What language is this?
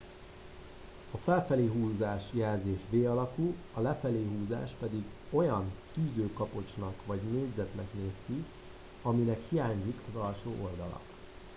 Hungarian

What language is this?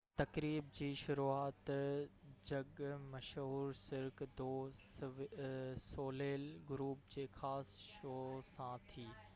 Sindhi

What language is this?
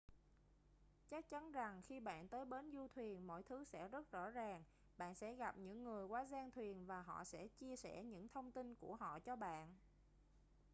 Vietnamese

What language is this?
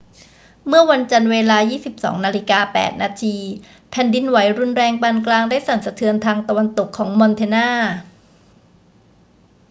Thai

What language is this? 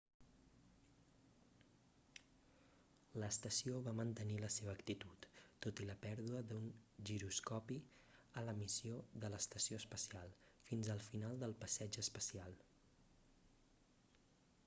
Catalan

